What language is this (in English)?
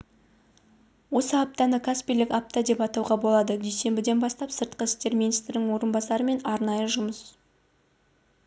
Kazakh